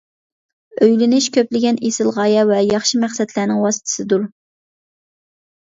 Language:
Uyghur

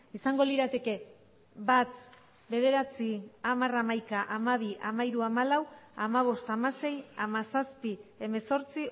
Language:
Basque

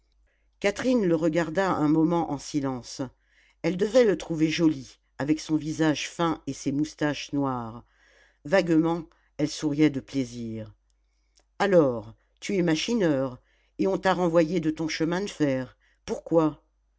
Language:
French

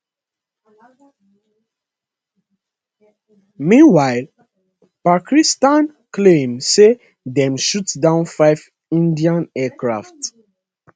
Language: Nigerian Pidgin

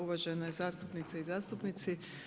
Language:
Croatian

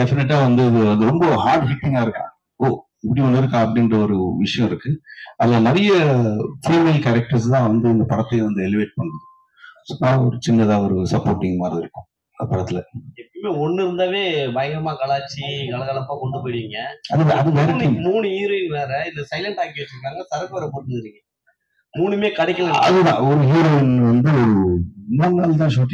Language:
Tamil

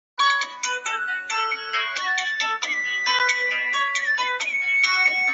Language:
Chinese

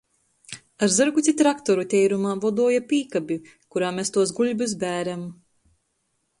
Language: Latgalian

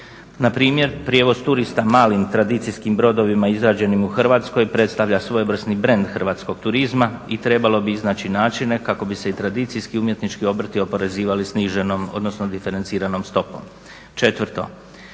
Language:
Croatian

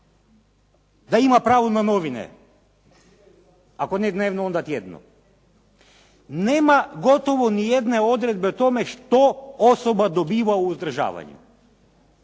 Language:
Croatian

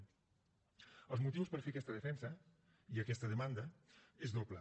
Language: Catalan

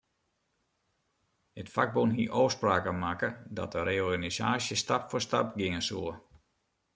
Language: Western Frisian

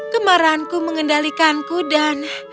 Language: Indonesian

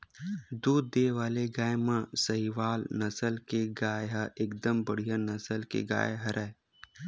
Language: Chhattisgarhi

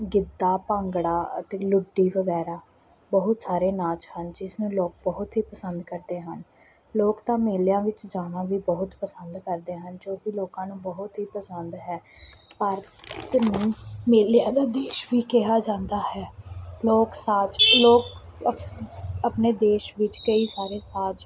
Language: Punjabi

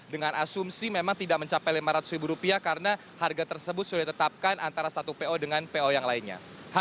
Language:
Indonesian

